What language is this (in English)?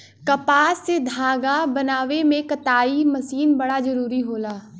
Bhojpuri